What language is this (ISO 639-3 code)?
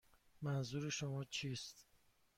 fas